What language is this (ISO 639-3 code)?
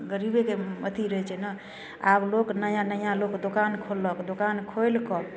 mai